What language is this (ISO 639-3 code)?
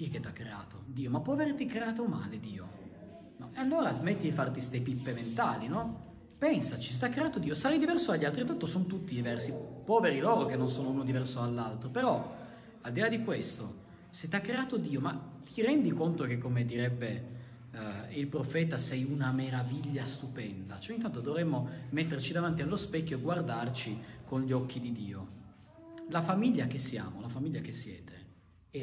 ita